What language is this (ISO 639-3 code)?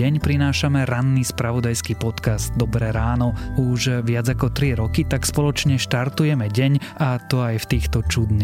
slk